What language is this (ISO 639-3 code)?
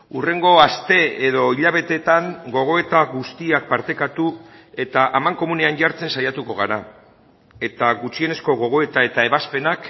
eus